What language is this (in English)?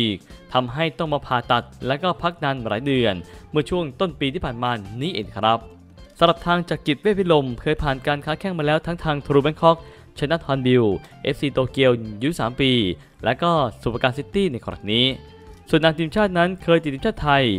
Thai